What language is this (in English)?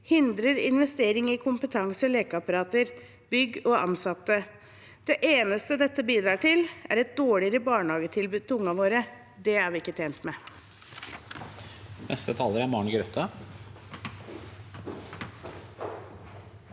Norwegian